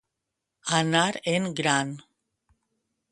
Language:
Catalan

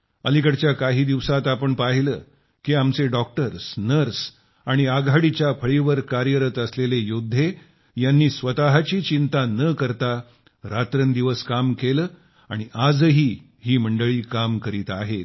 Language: Marathi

